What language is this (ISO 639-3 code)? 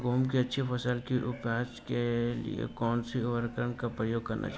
hin